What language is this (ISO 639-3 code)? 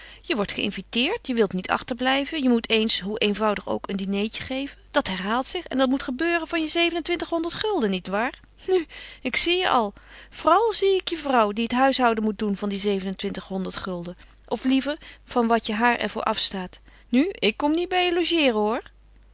nld